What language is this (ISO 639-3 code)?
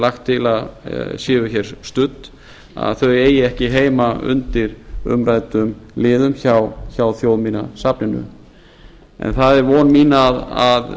isl